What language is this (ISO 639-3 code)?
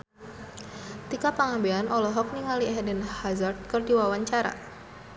sun